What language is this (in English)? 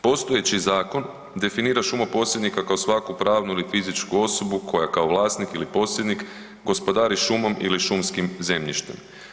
Croatian